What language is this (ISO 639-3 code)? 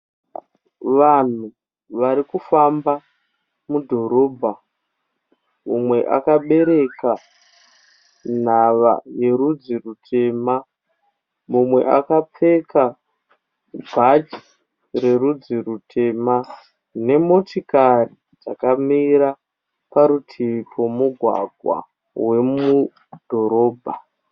sna